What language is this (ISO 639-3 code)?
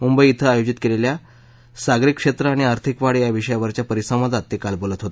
mar